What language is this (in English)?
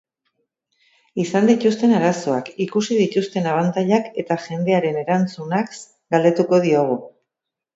Basque